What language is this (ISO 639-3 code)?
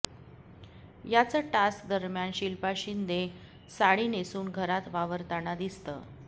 mar